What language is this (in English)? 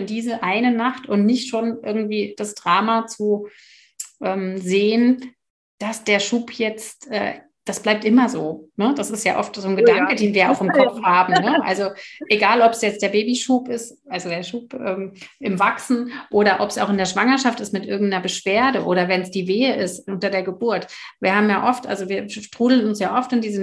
German